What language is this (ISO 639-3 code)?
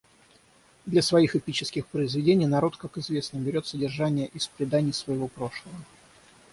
rus